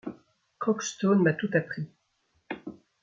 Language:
French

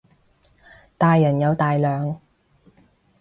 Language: Cantonese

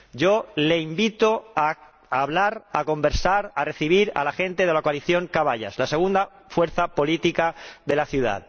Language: Spanish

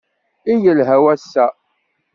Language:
Kabyle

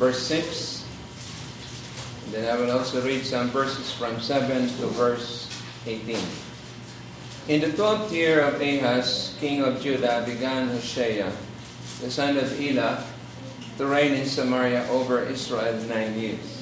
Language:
Filipino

